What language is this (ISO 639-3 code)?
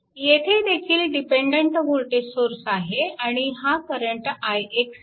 mar